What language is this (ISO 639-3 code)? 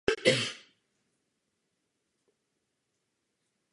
ces